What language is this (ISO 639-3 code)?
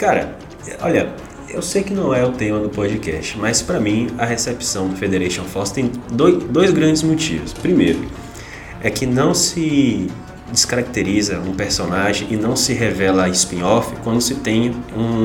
por